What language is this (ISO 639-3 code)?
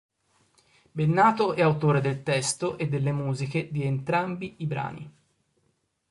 ita